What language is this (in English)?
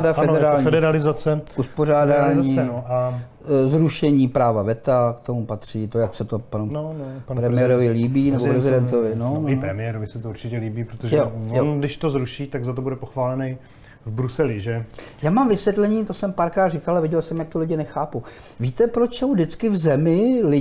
Czech